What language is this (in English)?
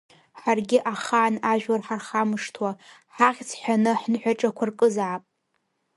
Abkhazian